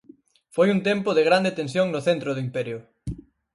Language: Galician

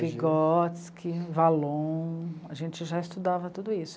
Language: Portuguese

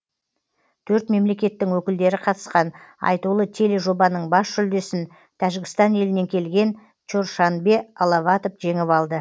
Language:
Kazakh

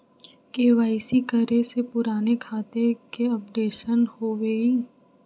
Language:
Magahi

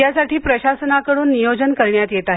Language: Marathi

